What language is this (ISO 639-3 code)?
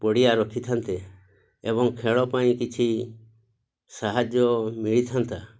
ori